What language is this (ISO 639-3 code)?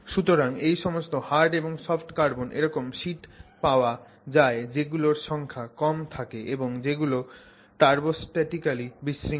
ben